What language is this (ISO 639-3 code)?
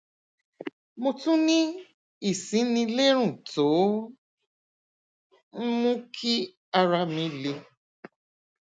yor